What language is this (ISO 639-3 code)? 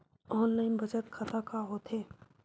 hne